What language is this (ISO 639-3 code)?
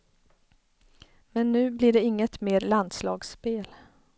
swe